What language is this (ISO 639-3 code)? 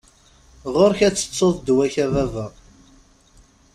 kab